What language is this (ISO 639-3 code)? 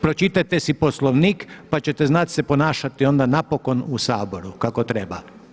hrv